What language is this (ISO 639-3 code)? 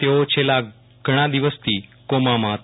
guj